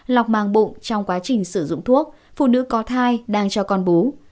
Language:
Vietnamese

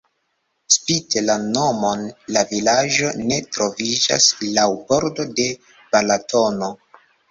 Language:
Esperanto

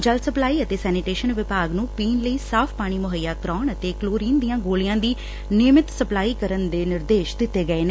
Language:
Punjabi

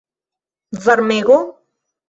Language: Esperanto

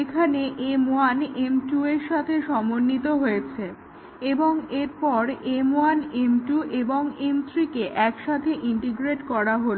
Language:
Bangla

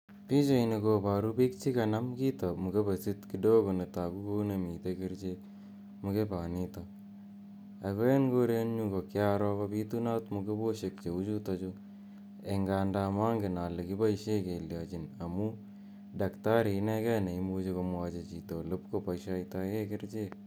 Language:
Kalenjin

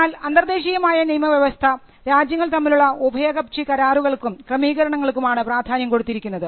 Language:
Malayalam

